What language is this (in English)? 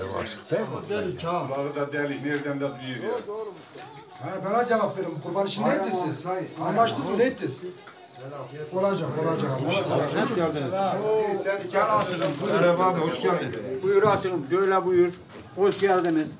Turkish